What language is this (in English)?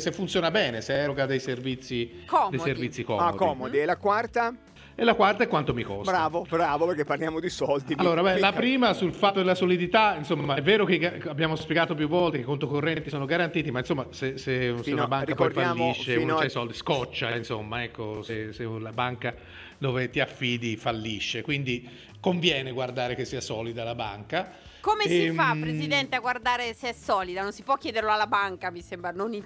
Italian